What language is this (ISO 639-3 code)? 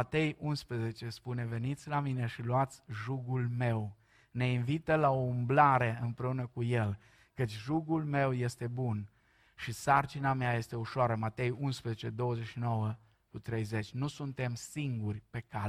ron